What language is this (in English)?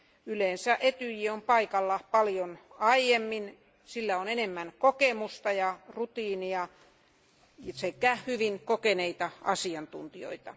Finnish